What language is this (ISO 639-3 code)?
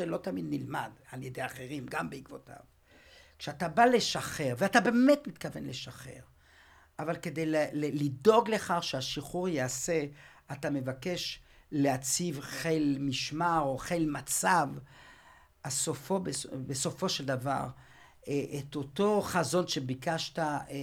heb